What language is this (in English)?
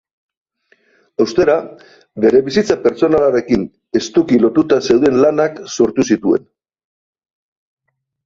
Basque